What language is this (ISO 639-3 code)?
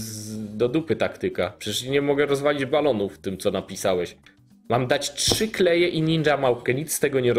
pol